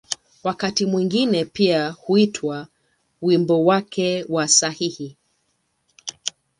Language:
Swahili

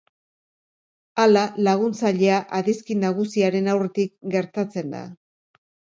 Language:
Basque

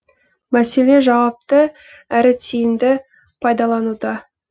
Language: Kazakh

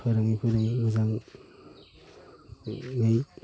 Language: Bodo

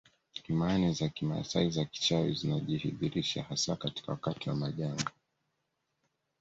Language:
Swahili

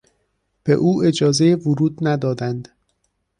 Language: Persian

